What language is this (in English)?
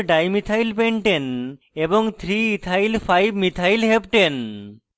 Bangla